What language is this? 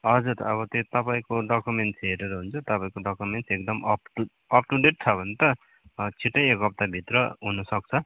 Nepali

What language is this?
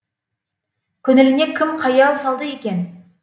Kazakh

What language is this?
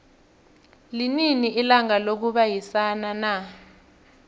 South Ndebele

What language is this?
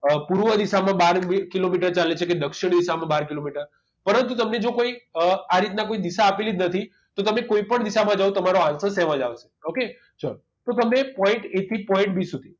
Gujarati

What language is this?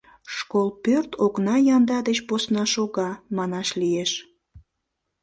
Mari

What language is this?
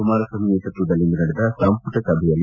Kannada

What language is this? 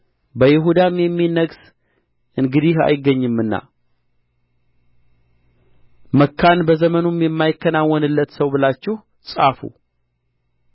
Amharic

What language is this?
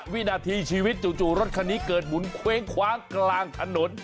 Thai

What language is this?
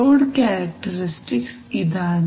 Malayalam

